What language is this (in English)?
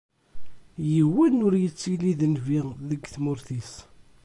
Kabyle